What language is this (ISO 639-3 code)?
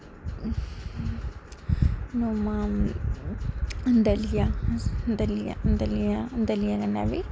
doi